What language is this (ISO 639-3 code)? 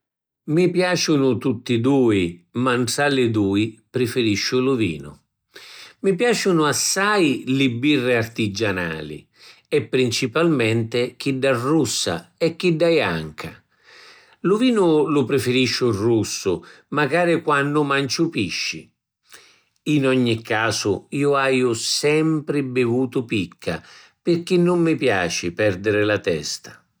scn